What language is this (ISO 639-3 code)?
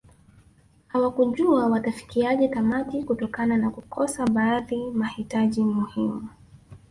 swa